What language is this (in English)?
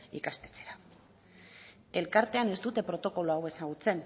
Basque